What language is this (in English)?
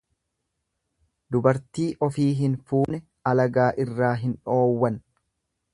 Oromo